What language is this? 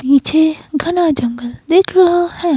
Hindi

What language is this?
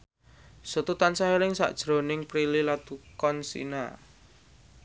Javanese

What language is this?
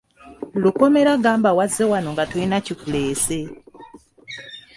Ganda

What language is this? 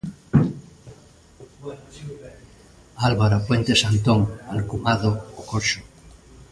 Galician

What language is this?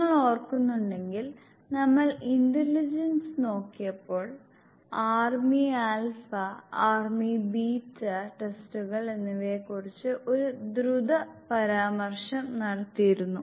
Malayalam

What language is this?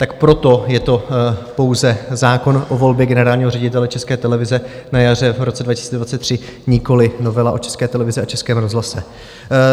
Czech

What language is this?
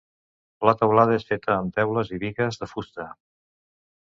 Catalan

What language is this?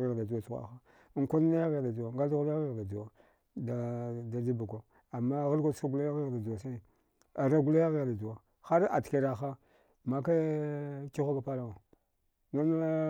Dghwede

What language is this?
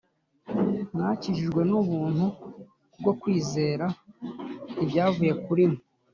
Kinyarwanda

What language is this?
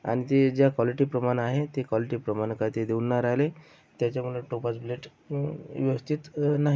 Marathi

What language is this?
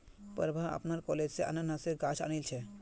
Magahi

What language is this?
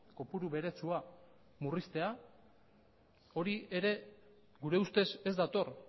Basque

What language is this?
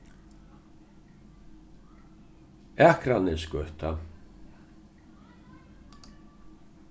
Faroese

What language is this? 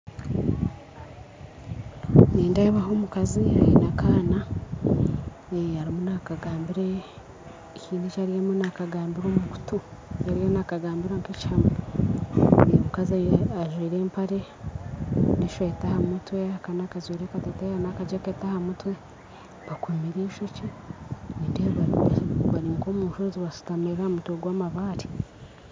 Nyankole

